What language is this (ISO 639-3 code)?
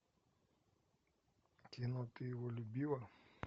rus